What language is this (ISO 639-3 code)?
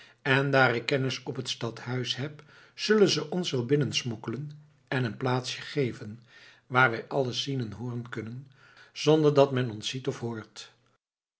nld